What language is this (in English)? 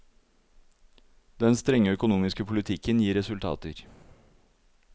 Norwegian